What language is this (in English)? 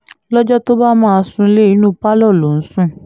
Yoruba